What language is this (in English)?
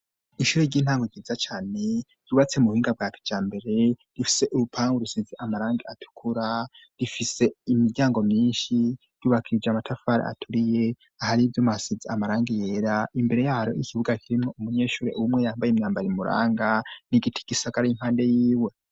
Rundi